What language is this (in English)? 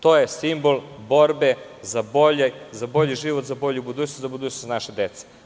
Serbian